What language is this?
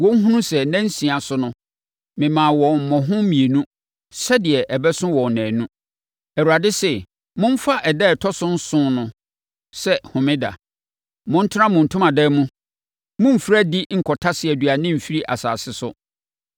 Akan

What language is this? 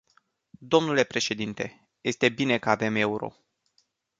Romanian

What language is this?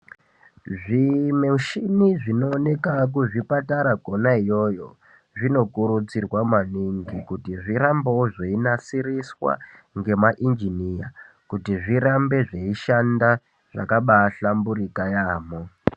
Ndau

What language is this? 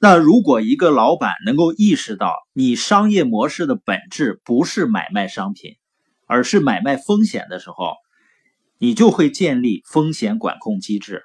Chinese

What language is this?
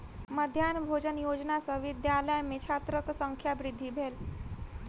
Maithili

